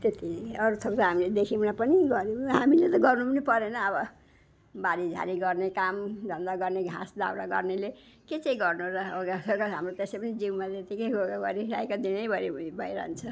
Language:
Nepali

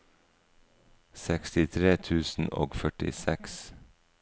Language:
Norwegian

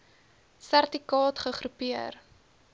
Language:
Afrikaans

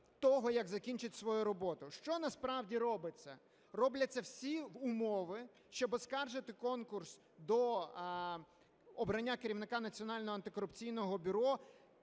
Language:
Ukrainian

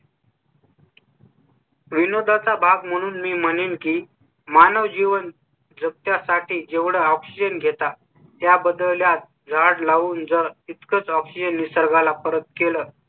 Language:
Marathi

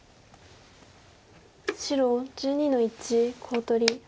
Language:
Japanese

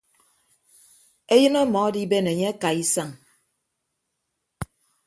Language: Ibibio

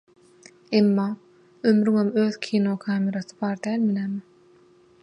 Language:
Turkmen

